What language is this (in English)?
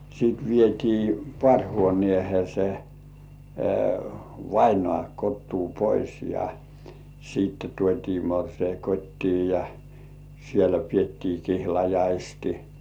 Finnish